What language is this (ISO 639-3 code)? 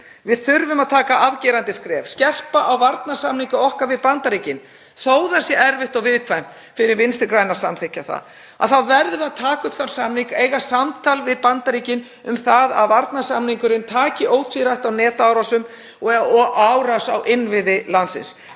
isl